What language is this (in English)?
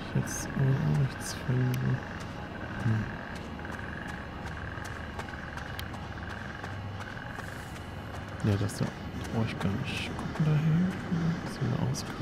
German